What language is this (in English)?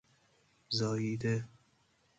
Persian